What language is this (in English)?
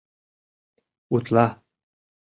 Mari